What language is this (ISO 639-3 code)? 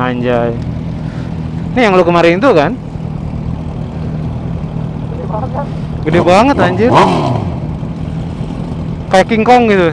ind